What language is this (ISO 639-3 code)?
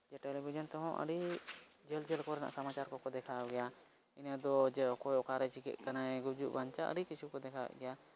sat